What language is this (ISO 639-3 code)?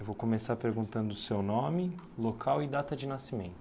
por